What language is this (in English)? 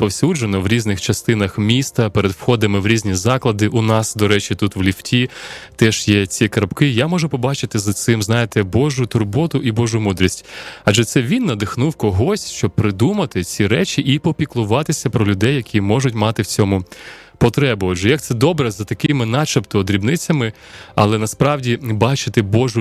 Ukrainian